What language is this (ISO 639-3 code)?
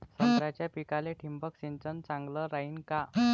mar